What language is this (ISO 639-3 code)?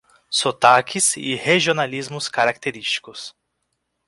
por